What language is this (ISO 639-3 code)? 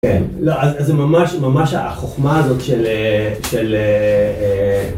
heb